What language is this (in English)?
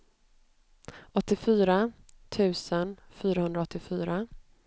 Swedish